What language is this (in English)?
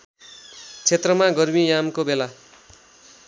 Nepali